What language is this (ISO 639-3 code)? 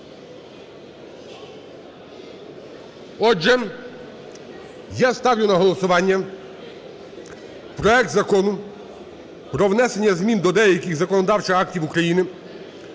ukr